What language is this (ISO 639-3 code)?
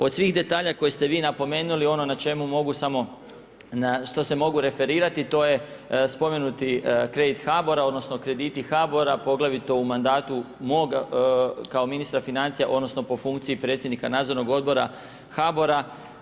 hrv